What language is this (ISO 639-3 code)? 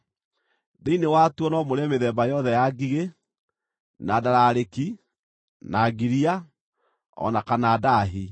kik